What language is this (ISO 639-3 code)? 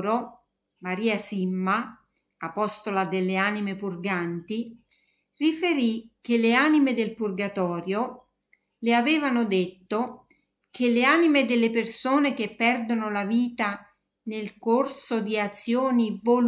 ita